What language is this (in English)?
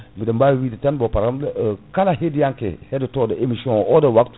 Fula